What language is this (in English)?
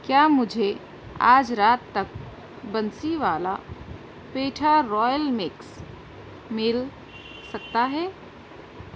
Urdu